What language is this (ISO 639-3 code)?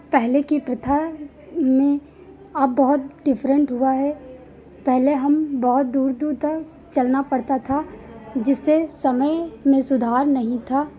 hin